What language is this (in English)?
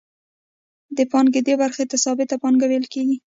Pashto